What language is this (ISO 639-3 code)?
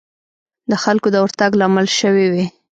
pus